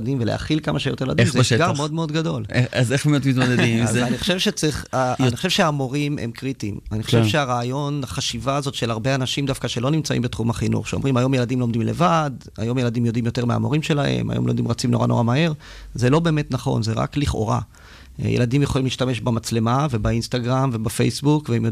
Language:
Hebrew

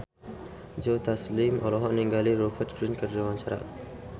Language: Sundanese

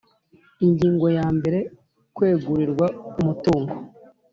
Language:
Kinyarwanda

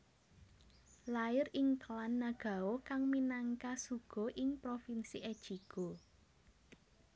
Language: Javanese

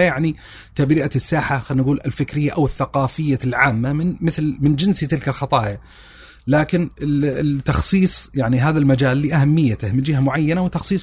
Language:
Arabic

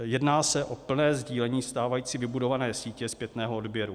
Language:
Czech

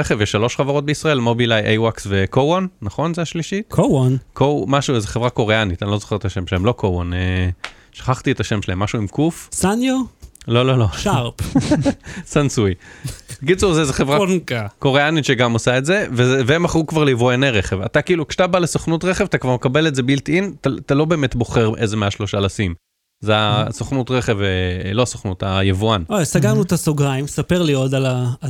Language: Hebrew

